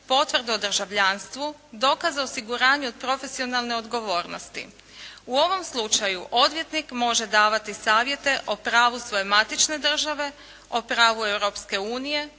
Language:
Croatian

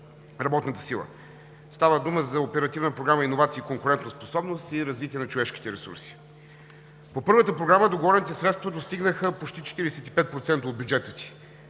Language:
Bulgarian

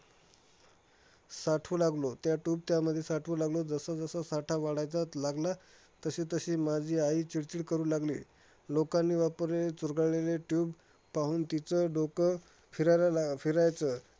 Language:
Marathi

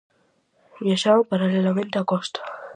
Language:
Galician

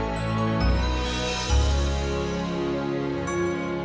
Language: Indonesian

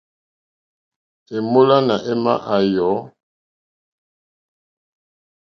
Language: Mokpwe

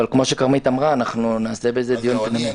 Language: Hebrew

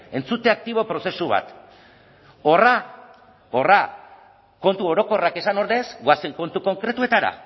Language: Basque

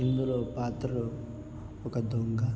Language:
Telugu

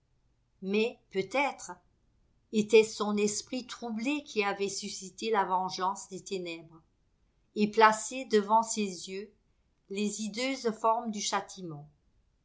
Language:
French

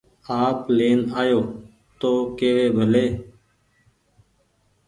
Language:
Goaria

